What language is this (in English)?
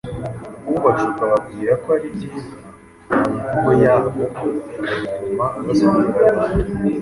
Kinyarwanda